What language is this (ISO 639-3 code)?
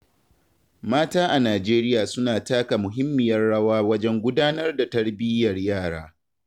hau